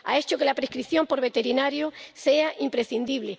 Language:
Spanish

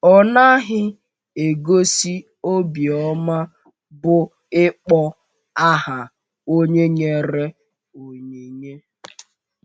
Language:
Igbo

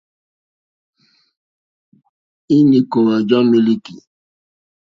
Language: Mokpwe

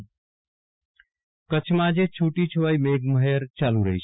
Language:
Gujarati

